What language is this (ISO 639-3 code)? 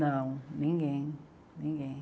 por